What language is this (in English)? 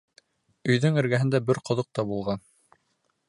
Bashkir